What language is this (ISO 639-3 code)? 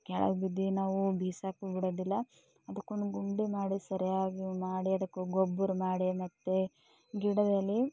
kan